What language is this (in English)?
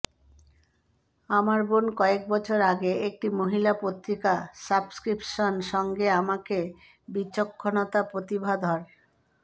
Bangla